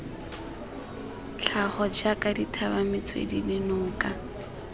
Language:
Tswana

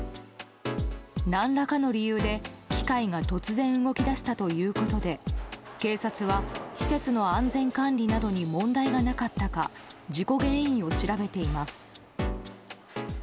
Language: Japanese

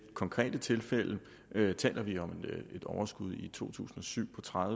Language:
Danish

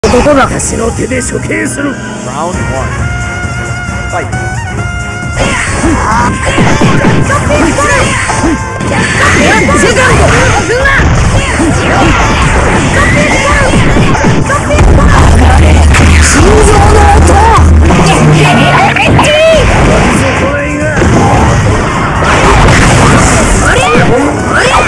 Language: Japanese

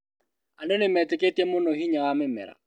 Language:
Kikuyu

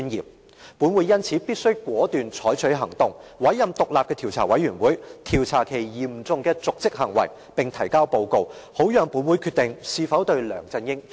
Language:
Cantonese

